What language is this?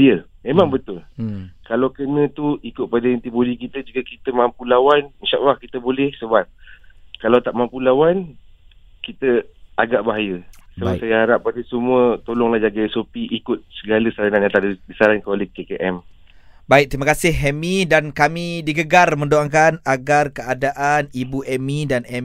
Malay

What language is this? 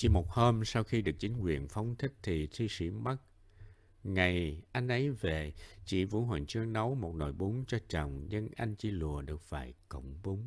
Vietnamese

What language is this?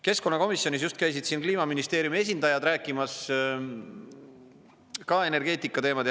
Estonian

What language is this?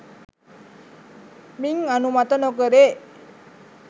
Sinhala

